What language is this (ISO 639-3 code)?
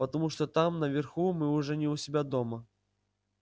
rus